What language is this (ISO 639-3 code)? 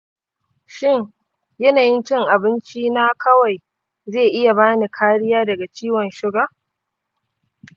hau